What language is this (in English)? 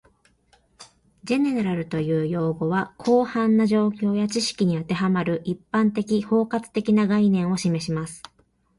Japanese